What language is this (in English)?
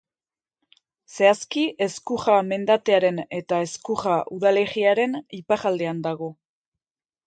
Basque